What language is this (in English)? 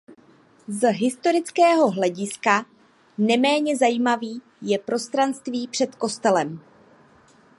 Czech